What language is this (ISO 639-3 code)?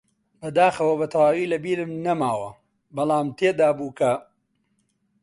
ckb